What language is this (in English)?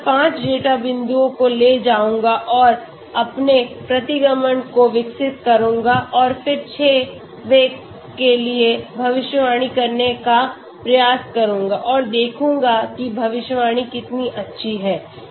Hindi